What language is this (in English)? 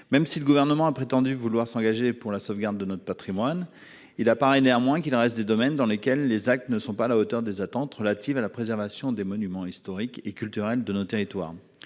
French